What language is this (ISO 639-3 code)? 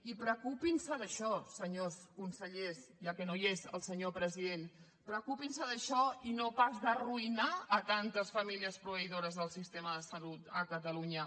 cat